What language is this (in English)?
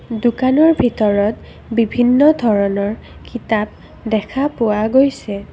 Assamese